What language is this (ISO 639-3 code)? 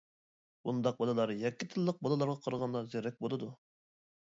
uig